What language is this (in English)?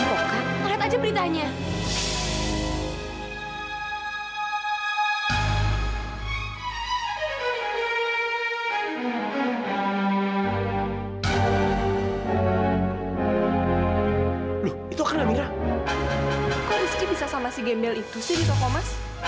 Indonesian